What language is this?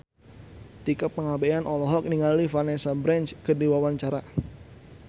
Sundanese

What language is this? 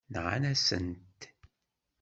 Kabyle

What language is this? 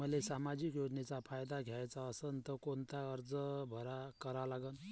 Marathi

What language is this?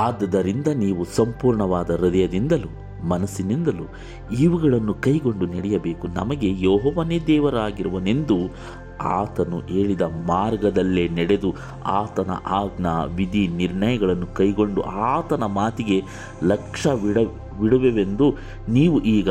Kannada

